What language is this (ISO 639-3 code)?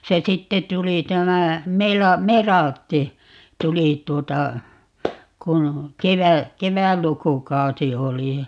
fin